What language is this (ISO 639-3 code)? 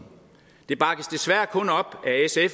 dan